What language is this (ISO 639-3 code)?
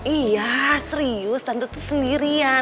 ind